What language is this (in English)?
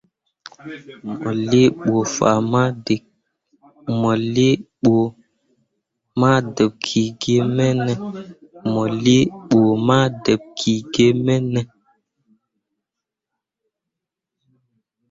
Mundang